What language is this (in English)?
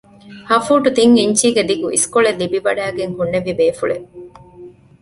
Divehi